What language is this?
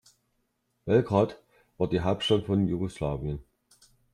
German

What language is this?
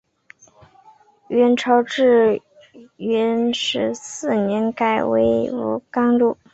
Chinese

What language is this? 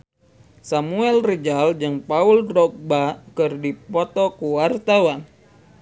Sundanese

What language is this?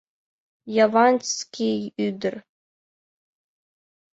Mari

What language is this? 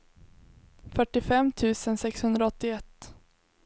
Swedish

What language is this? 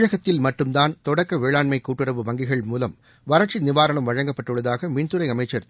Tamil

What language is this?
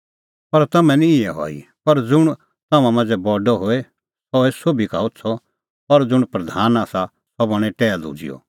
Kullu Pahari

